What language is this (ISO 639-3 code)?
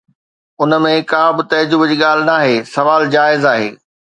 snd